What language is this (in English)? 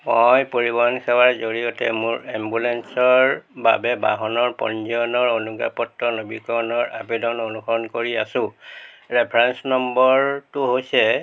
Assamese